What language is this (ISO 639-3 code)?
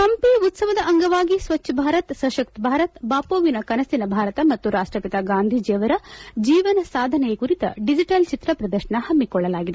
kan